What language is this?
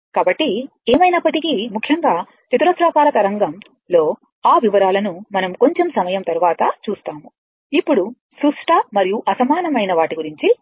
Telugu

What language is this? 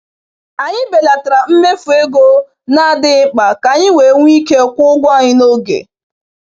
Igbo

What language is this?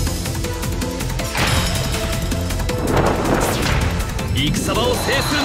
Japanese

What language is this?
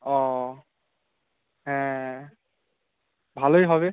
Bangla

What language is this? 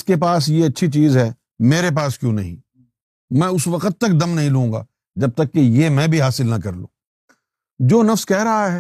Urdu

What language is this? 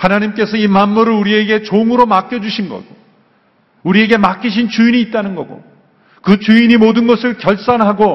Korean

